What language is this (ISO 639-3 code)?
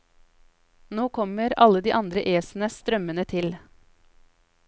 nor